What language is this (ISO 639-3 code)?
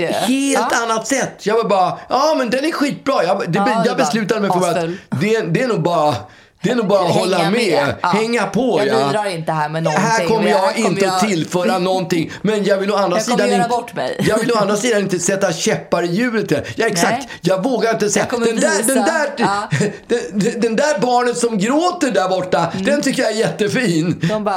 swe